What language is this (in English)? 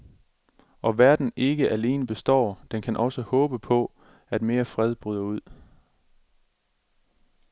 Danish